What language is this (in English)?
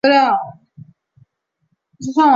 Chinese